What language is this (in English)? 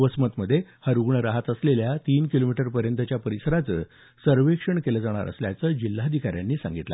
Marathi